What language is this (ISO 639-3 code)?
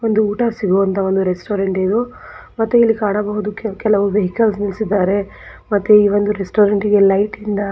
kan